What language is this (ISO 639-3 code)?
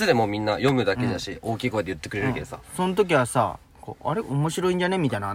jpn